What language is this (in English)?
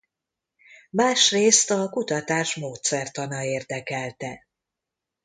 Hungarian